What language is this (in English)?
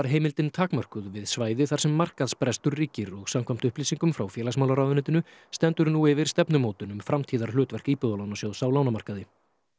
Icelandic